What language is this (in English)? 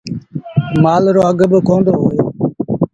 Sindhi Bhil